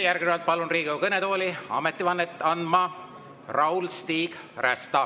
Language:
Estonian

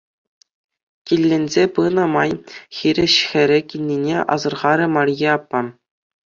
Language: Chuvash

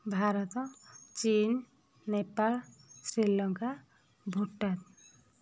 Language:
Odia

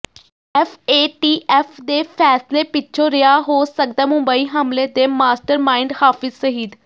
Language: Punjabi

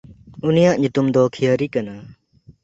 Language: Santali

